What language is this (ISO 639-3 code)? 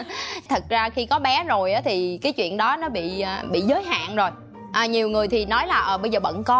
vie